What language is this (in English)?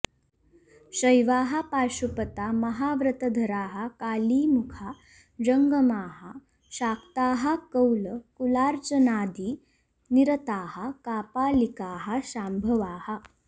Sanskrit